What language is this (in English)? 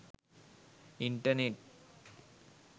Sinhala